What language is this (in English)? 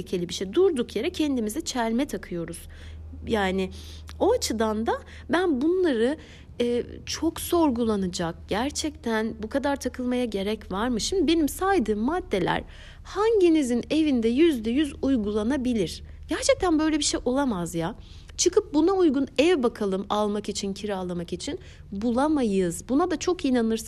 Turkish